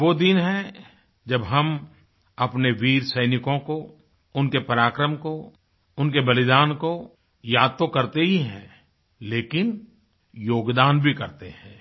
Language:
Hindi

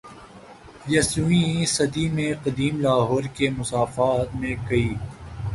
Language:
Urdu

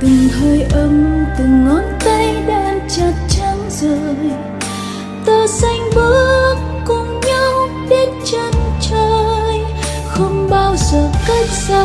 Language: Vietnamese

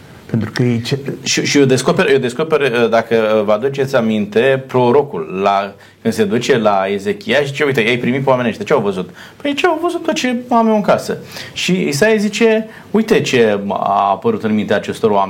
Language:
Romanian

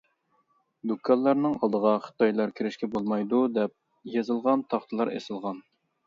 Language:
Uyghur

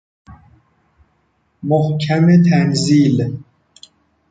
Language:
Persian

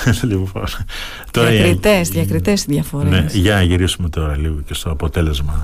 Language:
Greek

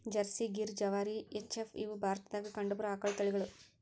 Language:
Kannada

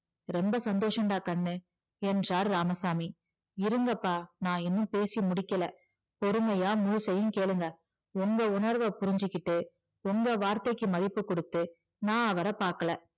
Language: Tamil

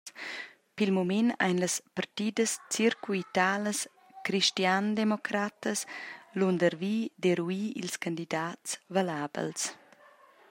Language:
Romansh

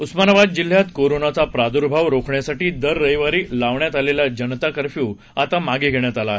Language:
Marathi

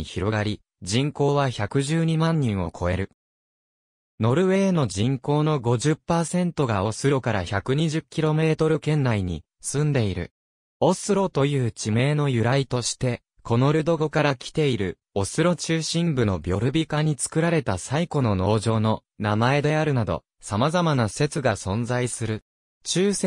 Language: Japanese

